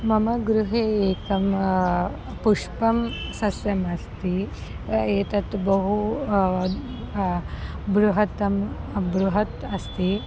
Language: Sanskrit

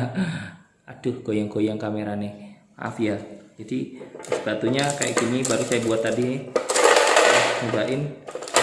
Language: Indonesian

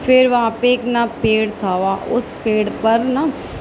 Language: Urdu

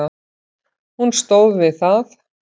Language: Icelandic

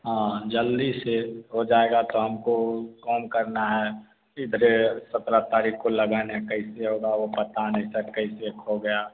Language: Hindi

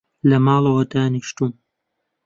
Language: Central Kurdish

